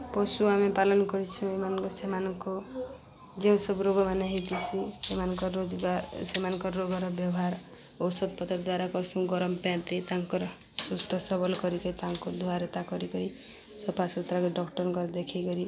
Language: Odia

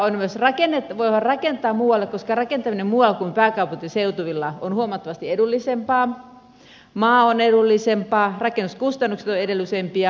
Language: Finnish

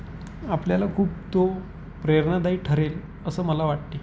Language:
Marathi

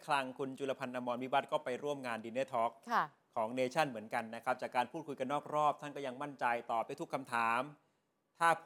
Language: Thai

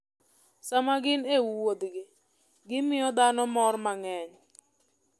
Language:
Luo (Kenya and Tanzania)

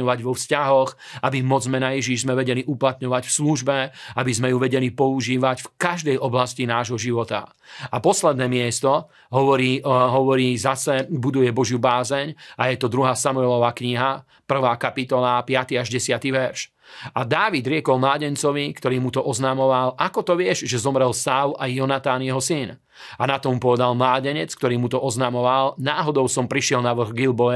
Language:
Slovak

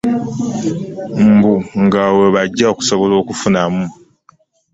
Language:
Ganda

